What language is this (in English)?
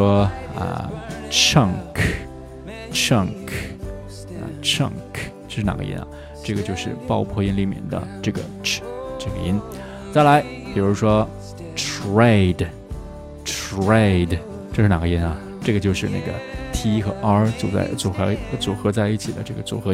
Chinese